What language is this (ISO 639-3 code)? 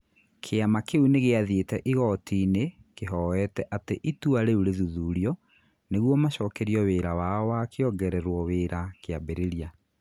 kik